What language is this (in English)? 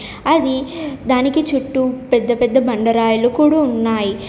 Telugu